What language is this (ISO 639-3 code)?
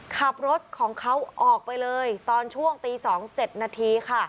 tha